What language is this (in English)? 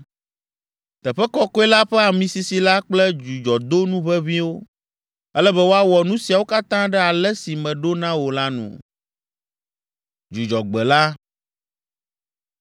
Ewe